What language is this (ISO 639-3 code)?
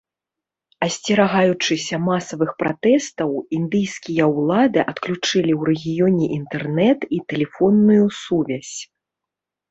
bel